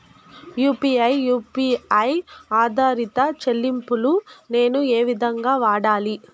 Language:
Telugu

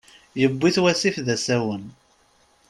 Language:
Kabyle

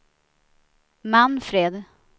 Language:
Swedish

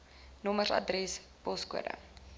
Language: Afrikaans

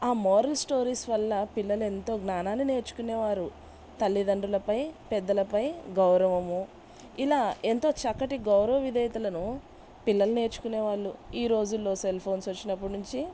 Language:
Telugu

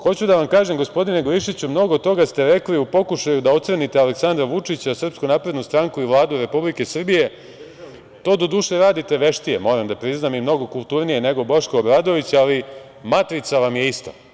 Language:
Serbian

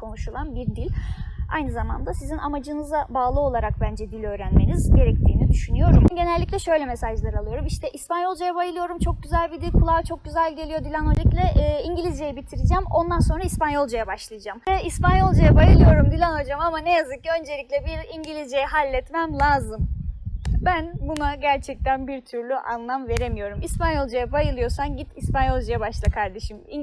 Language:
Turkish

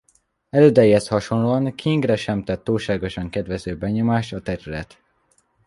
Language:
Hungarian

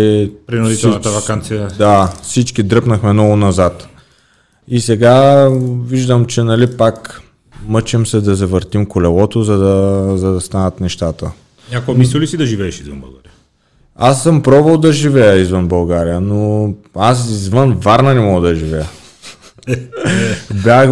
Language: Bulgarian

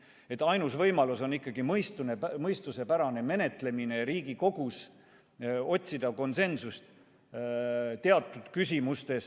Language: Estonian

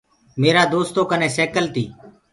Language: Gurgula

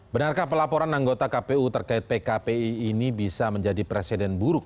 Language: Indonesian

